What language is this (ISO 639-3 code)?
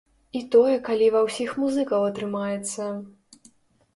bel